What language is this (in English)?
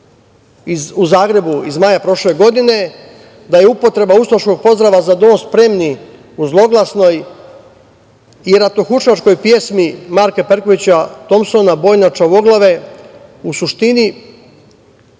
Serbian